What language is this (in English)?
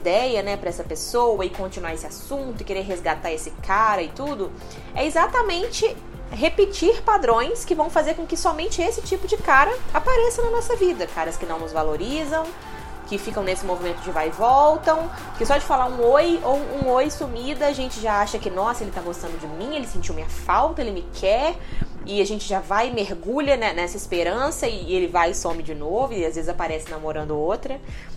Portuguese